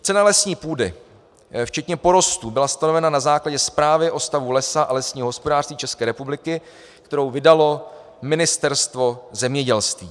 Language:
Czech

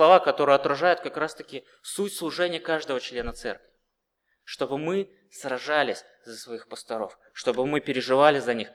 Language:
Russian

